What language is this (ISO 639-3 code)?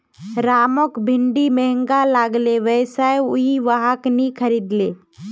mag